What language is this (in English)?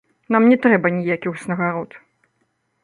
Belarusian